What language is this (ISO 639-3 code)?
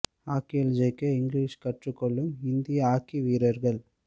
tam